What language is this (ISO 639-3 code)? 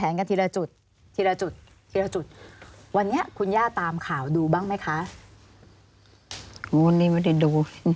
tha